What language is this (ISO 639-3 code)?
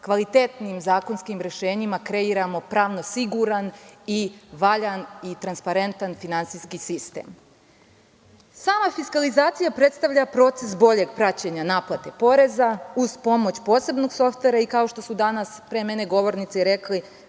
srp